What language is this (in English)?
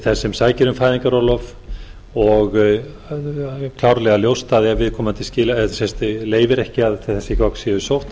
Icelandic